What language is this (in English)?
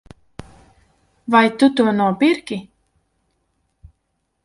Latvian